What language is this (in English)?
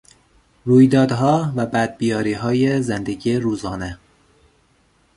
Persian